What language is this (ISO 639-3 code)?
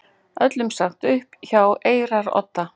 isl